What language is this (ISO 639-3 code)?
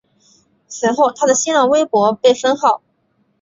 zho